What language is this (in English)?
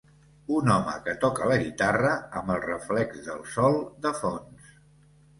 Catalan